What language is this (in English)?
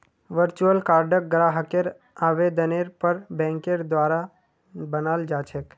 Magahi